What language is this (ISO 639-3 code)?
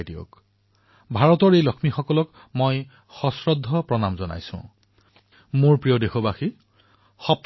asm